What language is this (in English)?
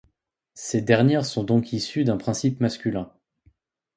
French